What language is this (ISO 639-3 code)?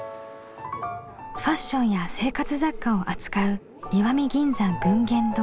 jpn